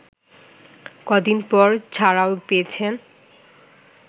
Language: Bangla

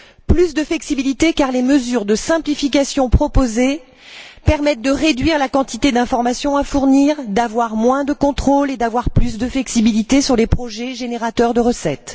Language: French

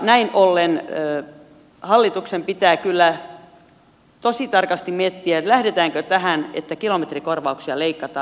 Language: Finnish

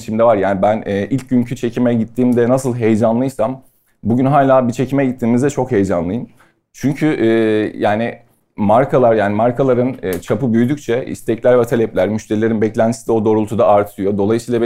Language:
Turkish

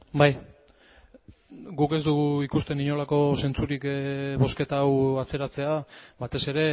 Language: Basque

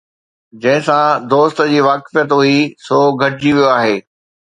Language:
Sindhi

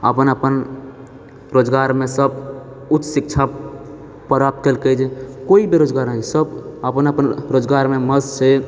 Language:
Maithili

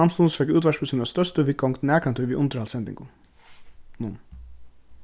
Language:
Faroese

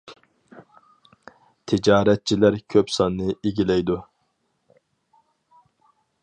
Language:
Uyghur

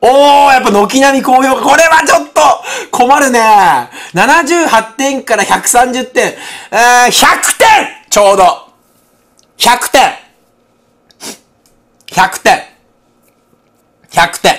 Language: Japanese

